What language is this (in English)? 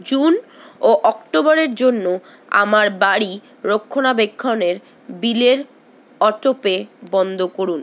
Bangla